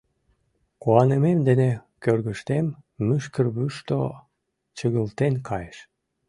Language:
Mari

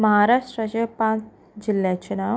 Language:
Konkani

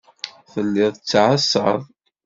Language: Kabyle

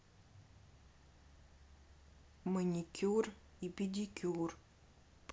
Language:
Russian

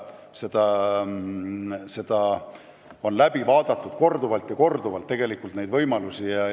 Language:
Estonian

